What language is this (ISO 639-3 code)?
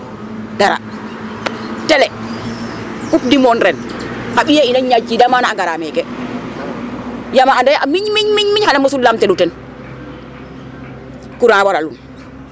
srr